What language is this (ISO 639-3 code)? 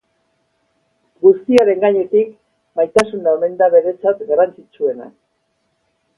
eus